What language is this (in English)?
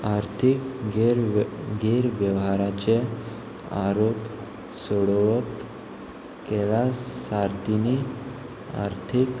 Konkani